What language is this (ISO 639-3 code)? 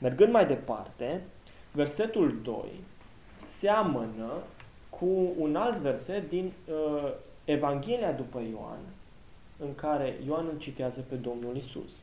ron